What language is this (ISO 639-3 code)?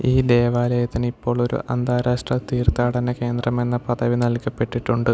mal